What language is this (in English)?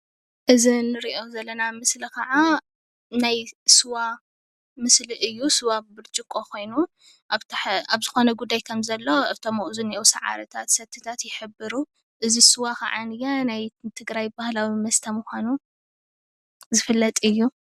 Tigrinya